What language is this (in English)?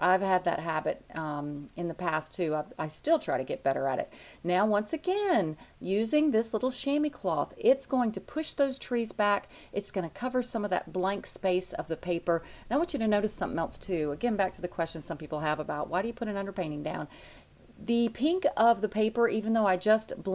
English